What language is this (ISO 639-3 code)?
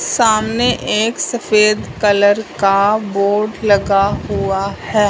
hin